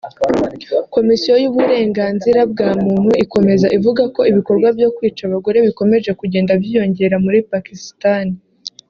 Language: Kinyarwanda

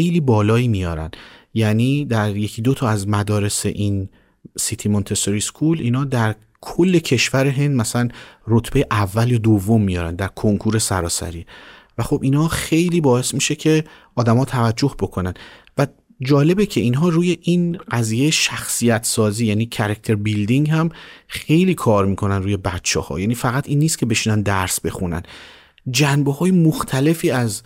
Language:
Persian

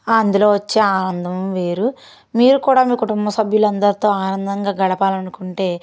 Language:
Telugu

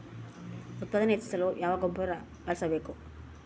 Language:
Kannada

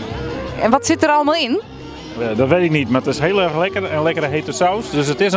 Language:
Dutch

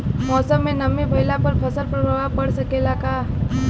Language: Bhojpuri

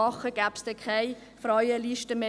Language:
Swiss German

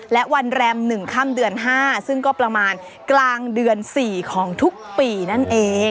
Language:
Thai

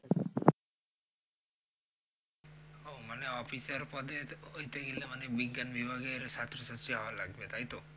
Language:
Bangla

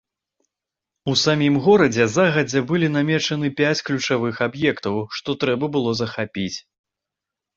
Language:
Belarusian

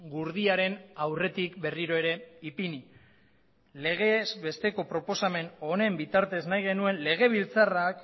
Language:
Basque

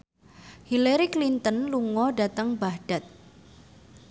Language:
Javanese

